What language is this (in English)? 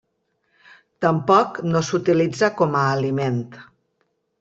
Catalan